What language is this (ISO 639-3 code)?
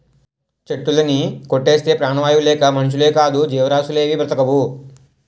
tel